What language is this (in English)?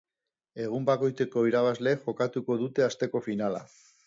Basque